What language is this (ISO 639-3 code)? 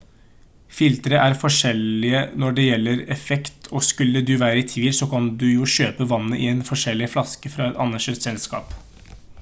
nob